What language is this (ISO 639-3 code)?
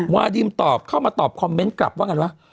tha